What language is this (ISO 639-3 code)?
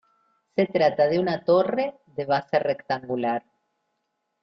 spa